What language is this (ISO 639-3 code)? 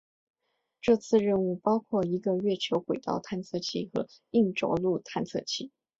zho